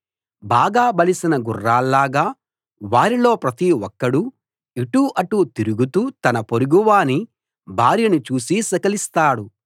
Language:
Telugu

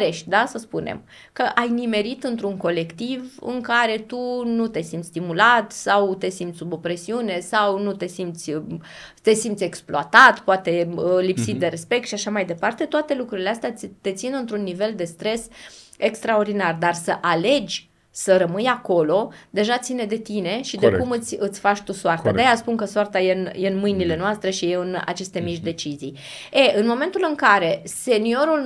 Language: Romanian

